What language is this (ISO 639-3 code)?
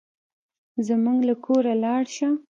pus